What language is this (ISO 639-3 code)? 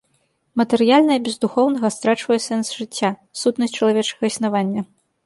bel